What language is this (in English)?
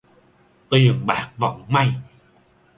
Vietnamese